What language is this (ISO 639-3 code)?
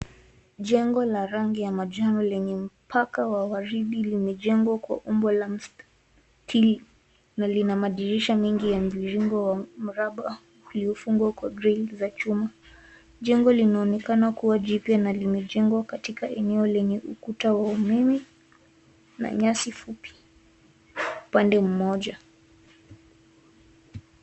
swa